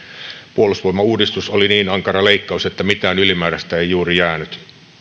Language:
Finnish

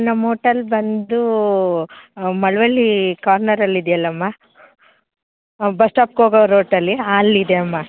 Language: Kannada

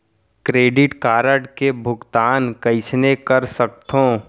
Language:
Chhattisgarhi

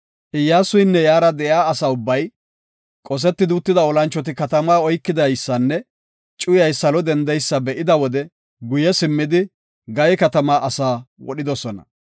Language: Gofa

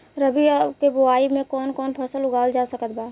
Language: Bhojpuri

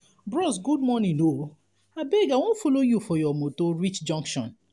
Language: Nigerian Pidgin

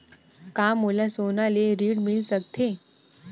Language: Chhattisgarhi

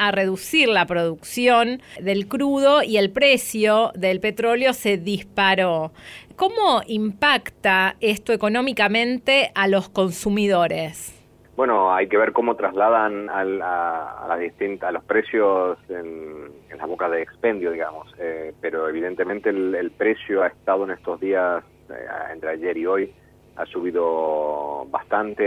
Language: Spanish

